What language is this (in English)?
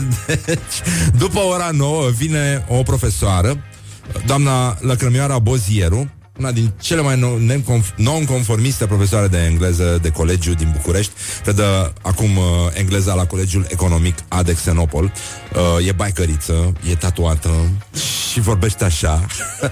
Romanian